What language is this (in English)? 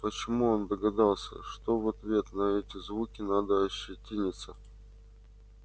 Russian